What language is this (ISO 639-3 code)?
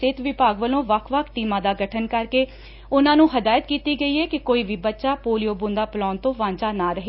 pan